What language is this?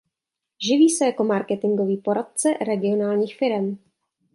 Czech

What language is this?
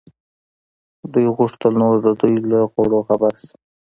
Pashto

